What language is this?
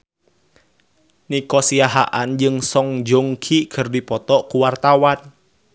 Sundanese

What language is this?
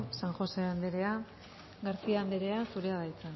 Basque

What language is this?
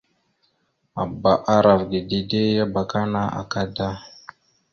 Mada (Cameroon)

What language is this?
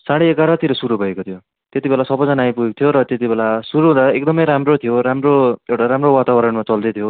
Nepali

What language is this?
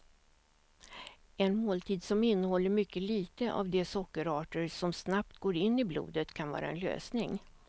Swedish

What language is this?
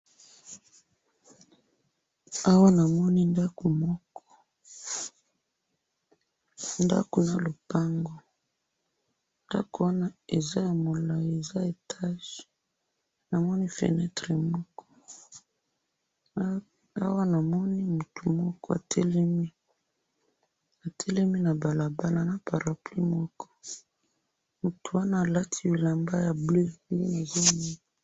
Lingala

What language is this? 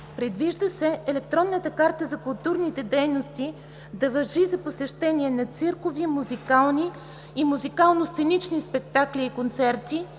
Bulgarian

